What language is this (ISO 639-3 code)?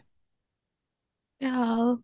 ori